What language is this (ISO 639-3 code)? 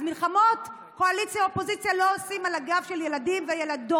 heb